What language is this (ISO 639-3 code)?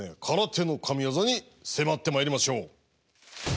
jpn